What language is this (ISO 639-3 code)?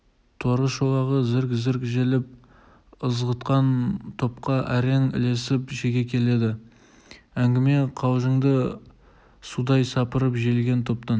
kaz